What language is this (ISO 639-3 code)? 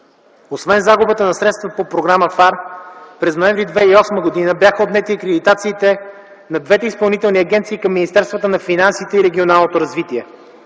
bul